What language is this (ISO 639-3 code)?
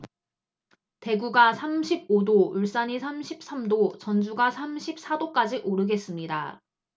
kor